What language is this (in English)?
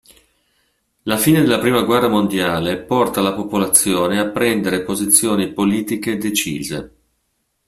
Italian